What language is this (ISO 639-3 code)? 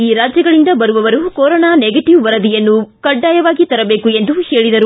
kan